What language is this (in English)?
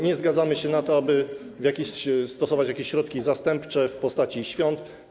Polish